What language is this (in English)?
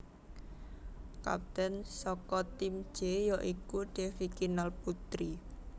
Javanese